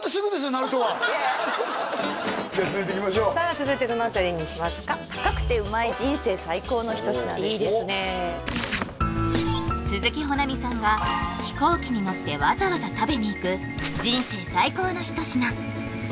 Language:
Japanese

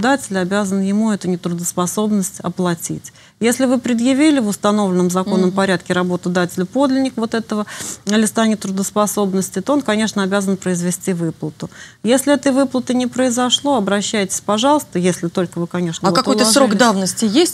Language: Russian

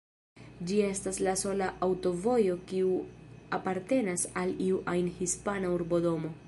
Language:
Esperanto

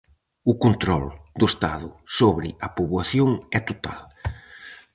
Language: Galician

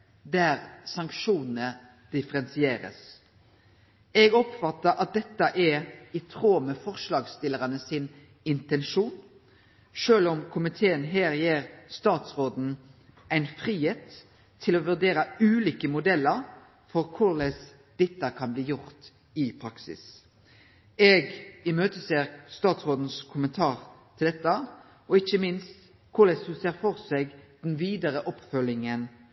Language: Norwegian Nynorsk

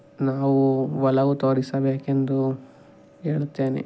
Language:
Kannada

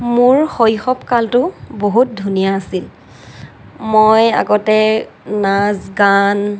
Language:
Assamese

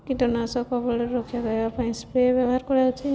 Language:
Odia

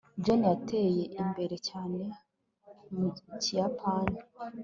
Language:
Kinyarwanda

